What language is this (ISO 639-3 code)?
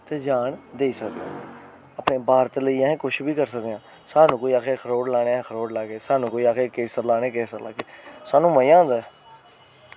doi